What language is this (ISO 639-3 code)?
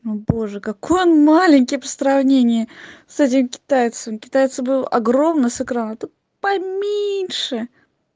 rus